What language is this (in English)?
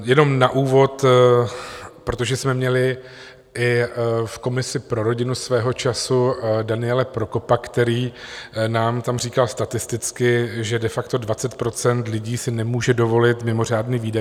Czech